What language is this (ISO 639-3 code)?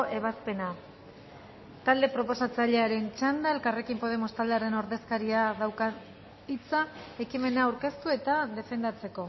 eus